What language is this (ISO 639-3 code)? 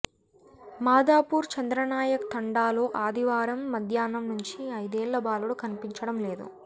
tel